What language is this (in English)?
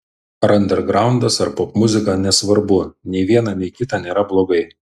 Lithuanian